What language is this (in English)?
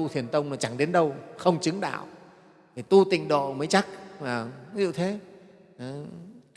Vietnamese